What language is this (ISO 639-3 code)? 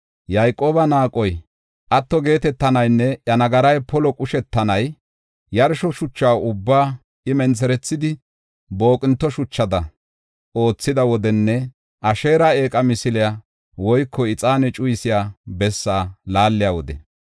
gof